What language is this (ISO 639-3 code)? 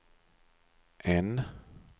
swe